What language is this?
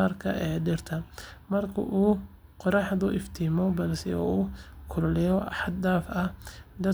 Somali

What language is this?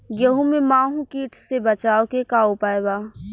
Bhojpuri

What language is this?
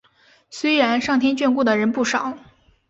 Chinese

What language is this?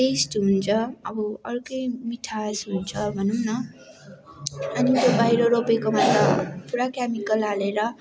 Nepali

